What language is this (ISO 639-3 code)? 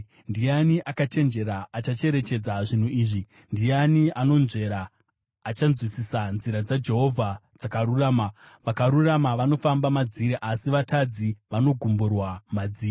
sna